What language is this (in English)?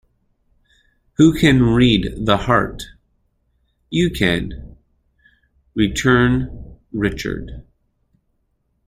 English